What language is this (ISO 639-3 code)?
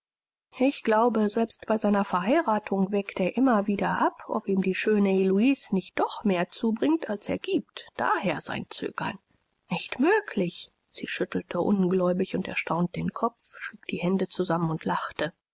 deu